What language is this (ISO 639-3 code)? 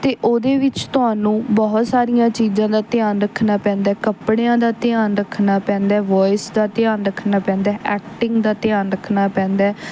pan